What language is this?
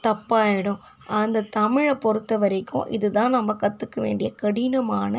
Tamil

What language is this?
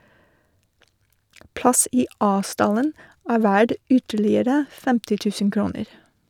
Norwegian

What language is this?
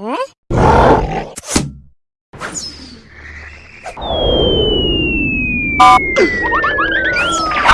Arabic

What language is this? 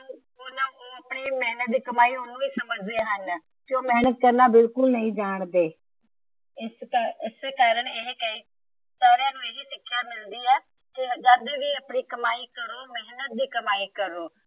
Punjabi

